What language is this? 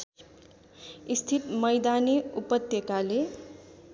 Nepali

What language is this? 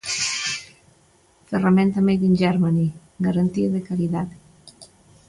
Galician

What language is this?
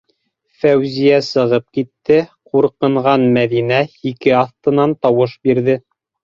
Bashkir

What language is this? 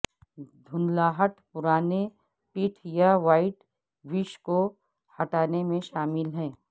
Urdu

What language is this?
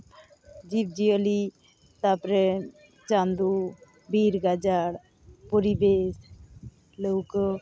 Santali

